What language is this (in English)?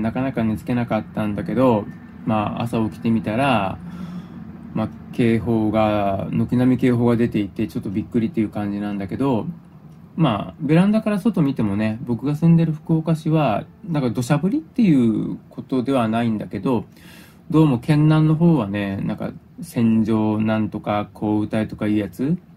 Japanese